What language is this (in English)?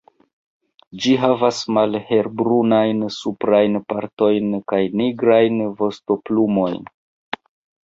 Esperanto